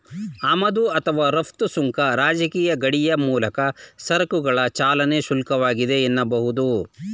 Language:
Kannada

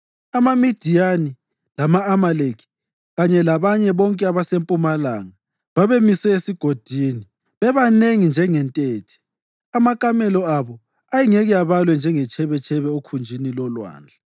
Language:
North Ndebele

